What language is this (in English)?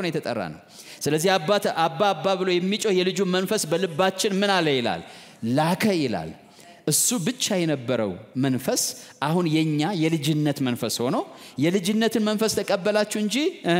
Arabic